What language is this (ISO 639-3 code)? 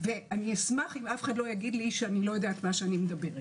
heb